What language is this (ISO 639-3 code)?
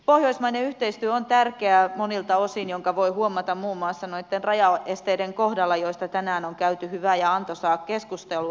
fin